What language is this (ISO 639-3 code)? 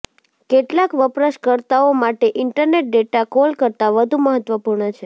guj